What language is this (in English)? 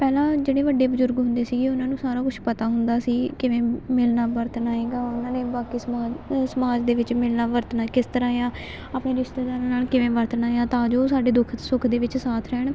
Punjabi